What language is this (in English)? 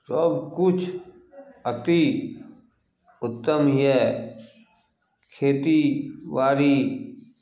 Maithili